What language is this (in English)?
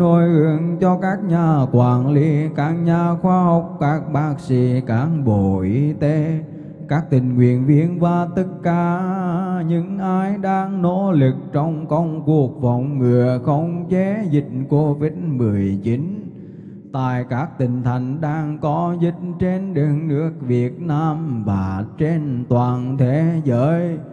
Vietnamese